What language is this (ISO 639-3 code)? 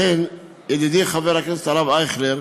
heb